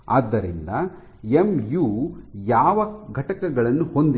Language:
Kannada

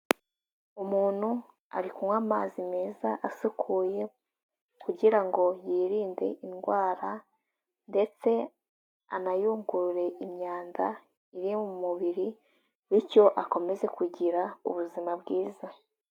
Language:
Kinyarwanda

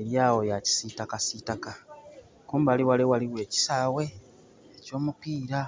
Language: Soga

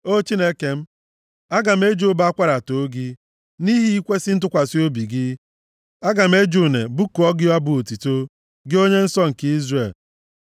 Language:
Igbo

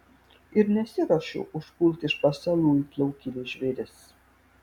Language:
Lithuanian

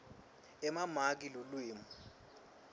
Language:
Swati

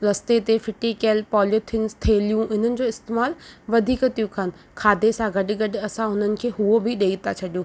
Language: Sindhi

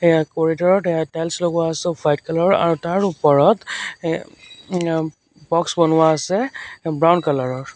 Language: Assamese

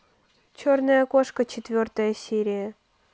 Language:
Russian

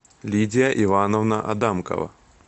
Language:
Russian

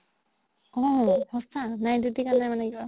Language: Assamese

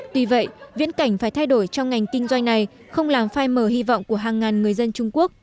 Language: Vietnamese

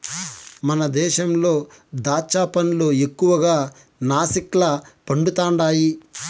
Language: Telugu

